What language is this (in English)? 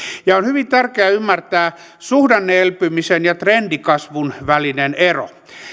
Finnish